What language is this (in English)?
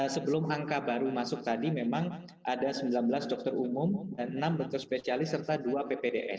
Indonesian